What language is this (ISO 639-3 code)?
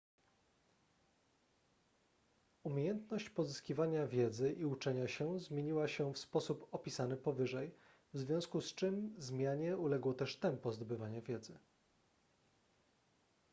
pol